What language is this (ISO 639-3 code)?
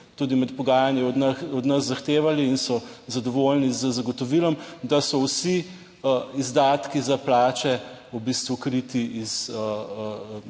slv